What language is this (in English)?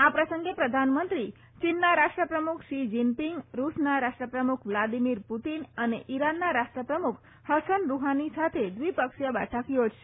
Gujarati